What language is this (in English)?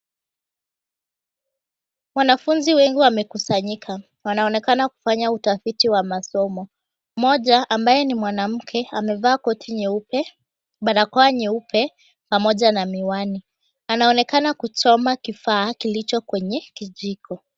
Swahili